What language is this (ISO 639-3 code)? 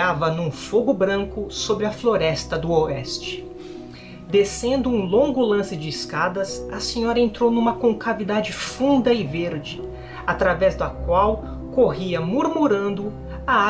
por